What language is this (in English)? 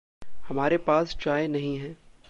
Hindi